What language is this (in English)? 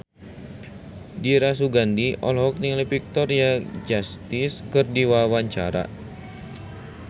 Sundanese